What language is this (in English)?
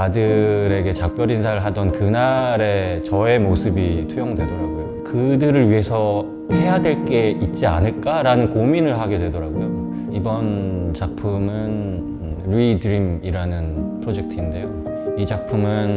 Korean